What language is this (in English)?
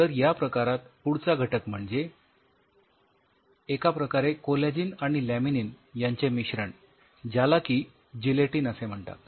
Marathi